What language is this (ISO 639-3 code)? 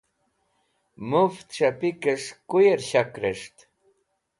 wbl